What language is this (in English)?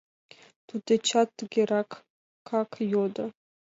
Mari